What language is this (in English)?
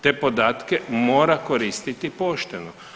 Croatian